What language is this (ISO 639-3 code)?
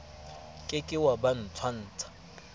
sot